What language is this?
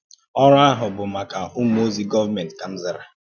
Igbo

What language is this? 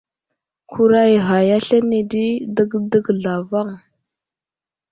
Wuzlam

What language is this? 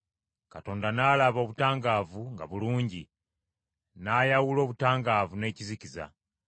Ganda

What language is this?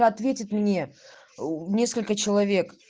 Russian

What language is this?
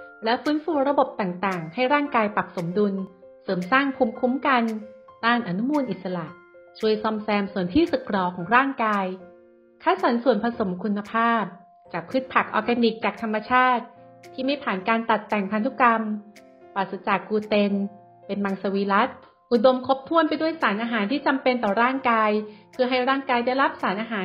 Thai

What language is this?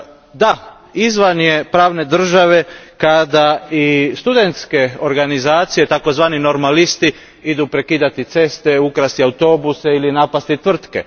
Croatian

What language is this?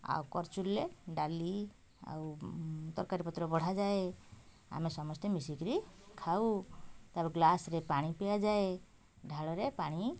Odia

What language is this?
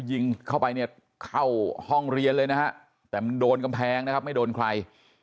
Thai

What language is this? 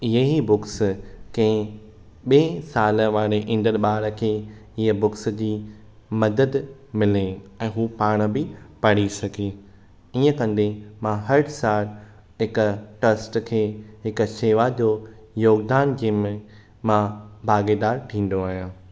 Sindhi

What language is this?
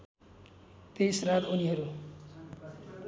Nepali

